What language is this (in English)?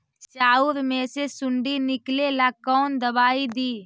Magahi